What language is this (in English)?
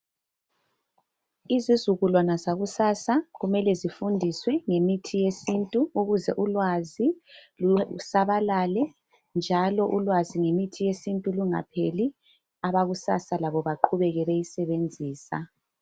North Ndebele